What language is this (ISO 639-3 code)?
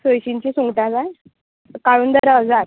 kok